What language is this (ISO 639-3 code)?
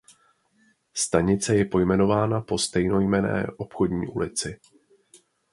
ces